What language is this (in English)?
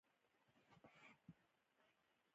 Pashto